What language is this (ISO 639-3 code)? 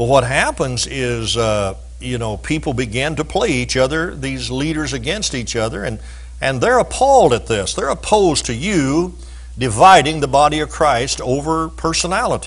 eng